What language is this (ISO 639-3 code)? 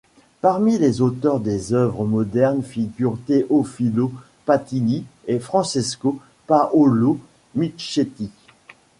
fra